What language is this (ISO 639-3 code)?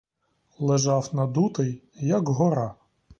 ukr